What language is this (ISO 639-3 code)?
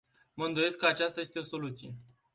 ron